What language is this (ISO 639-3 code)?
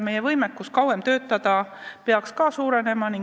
est